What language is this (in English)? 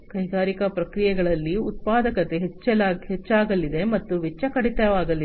Kannada